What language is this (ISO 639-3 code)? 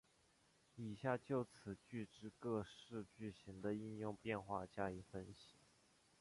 zho